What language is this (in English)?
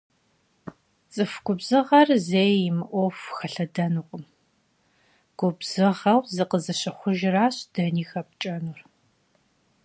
Kabardian